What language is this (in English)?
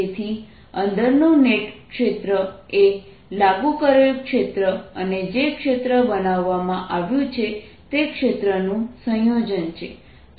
Gujarati